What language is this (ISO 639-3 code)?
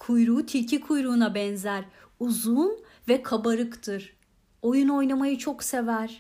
tur